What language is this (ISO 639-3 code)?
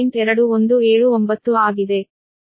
kan